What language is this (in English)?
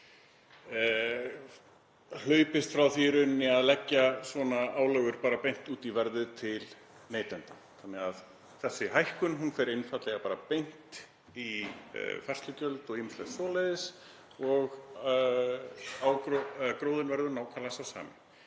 Icelandic